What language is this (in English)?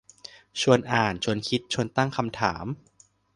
Thai